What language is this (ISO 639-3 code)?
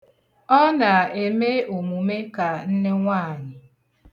ibo